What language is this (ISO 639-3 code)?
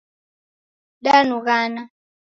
dav